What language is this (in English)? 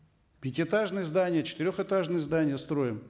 Kazakh